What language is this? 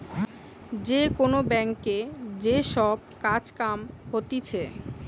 Bangla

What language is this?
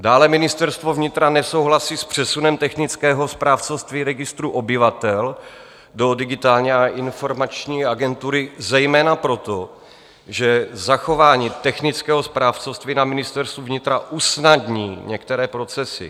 Czech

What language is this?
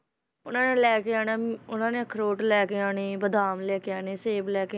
Punjabi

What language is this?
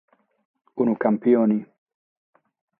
Sardinian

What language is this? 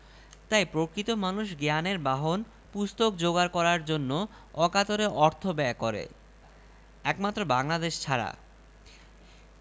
Bangla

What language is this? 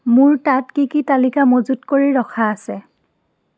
Assamese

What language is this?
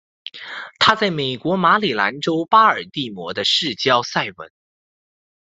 Chinese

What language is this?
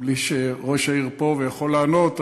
Hebrew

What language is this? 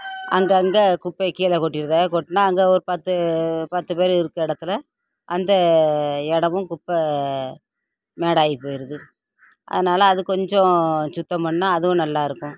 Tamil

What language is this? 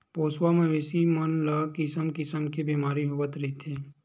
Chhattisgarhi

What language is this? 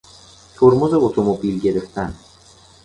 Persian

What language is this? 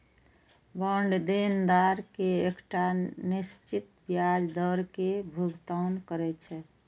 Maithili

